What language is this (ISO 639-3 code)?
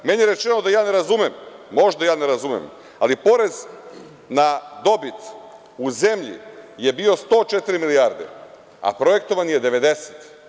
srp